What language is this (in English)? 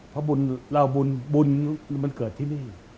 Thai